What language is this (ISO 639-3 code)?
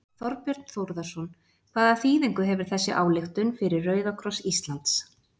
isl